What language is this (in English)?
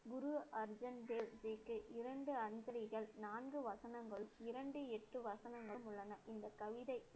Tamil